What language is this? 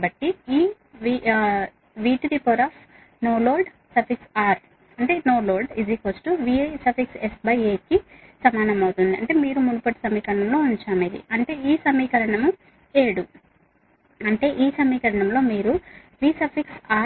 Telugu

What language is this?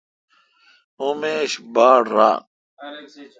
Kalkoti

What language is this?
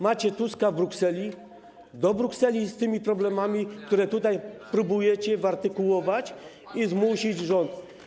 Polish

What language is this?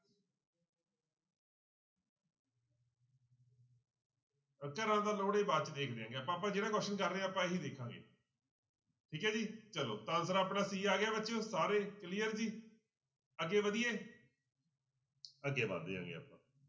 Punjabi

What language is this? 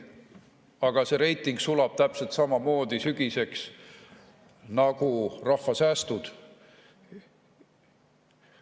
Estonian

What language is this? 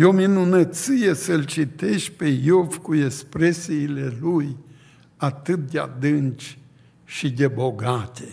Romanian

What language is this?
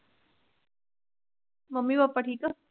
Punjabi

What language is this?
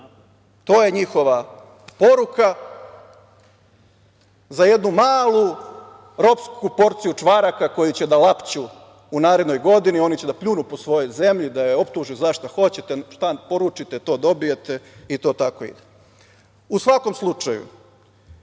Serbian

